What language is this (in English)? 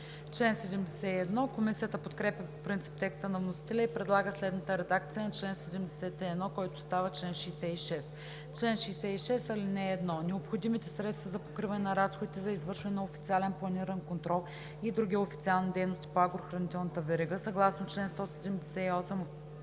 Bulgarian